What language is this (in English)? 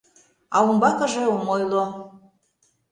Mari